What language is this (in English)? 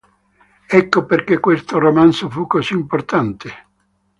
Italian